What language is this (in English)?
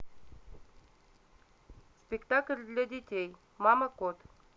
Russian